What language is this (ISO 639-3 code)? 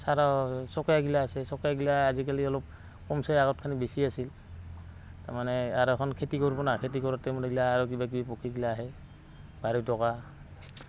asm